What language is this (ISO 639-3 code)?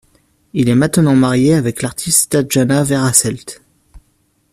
fra